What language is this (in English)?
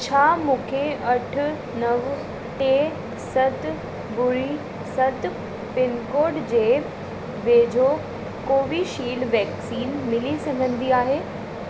Sindhi